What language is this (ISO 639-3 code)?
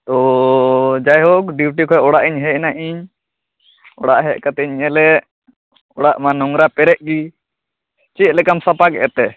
sat